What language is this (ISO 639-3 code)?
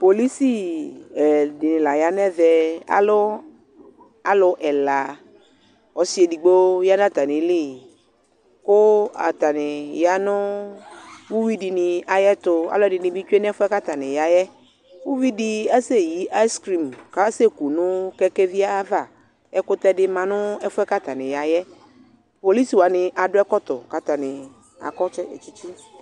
kpo